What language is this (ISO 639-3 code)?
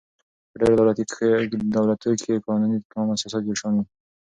pus